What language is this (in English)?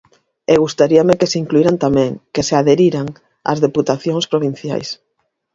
Galician